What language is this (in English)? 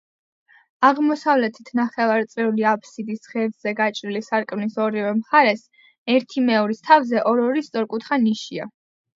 Georgian